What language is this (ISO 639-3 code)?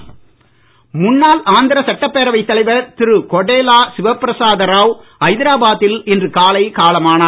tam